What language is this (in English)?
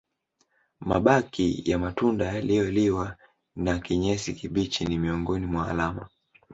Swahili